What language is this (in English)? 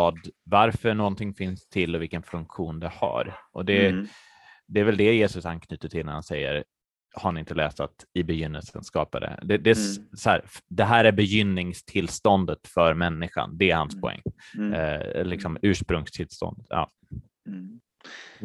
Swedish